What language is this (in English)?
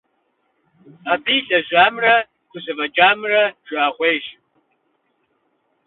Kabardian